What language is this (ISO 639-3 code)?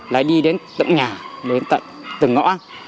vie